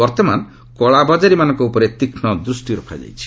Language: Odia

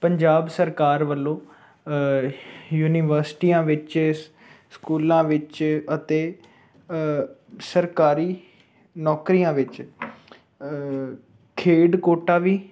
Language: Punjabi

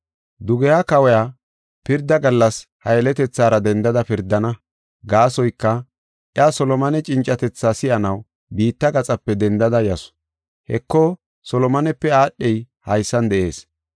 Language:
Gofa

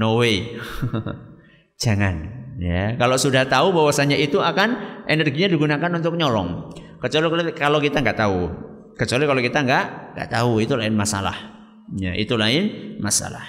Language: Indonesian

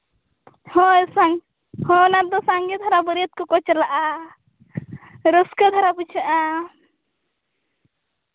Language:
Santali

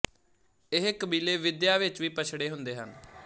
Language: Punjabi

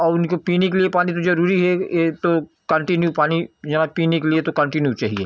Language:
Hindi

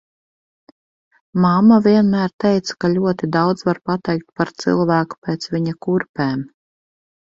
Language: Latvian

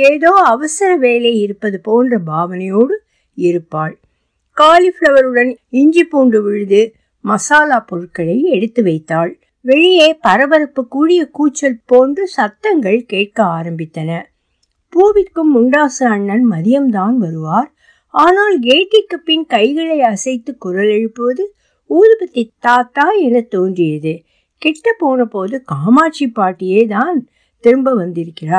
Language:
Tamil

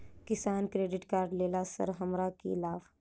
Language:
Maithili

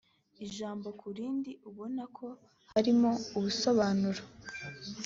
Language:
Kinyarwanda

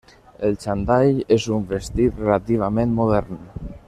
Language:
Catalan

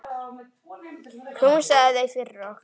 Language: Icelandic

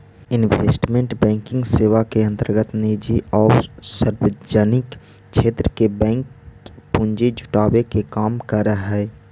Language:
Magahi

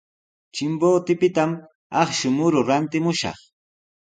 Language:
Sihuas Ancash Quechua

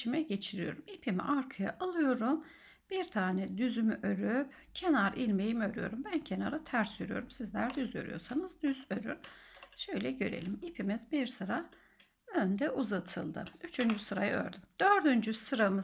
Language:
Turkish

